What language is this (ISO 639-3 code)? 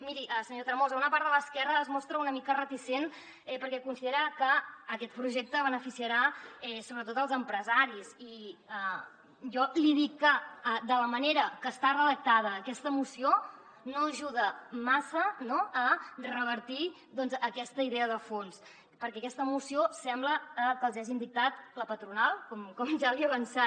cat